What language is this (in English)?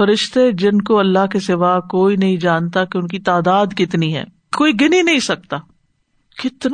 Urdu